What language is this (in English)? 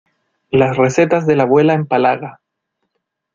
Spanish